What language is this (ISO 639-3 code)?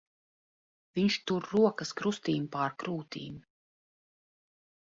lav